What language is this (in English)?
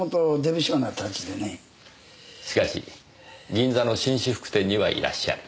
Japanese